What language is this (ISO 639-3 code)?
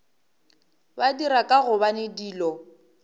nso